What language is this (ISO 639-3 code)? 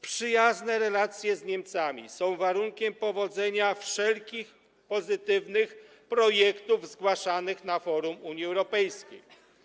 pol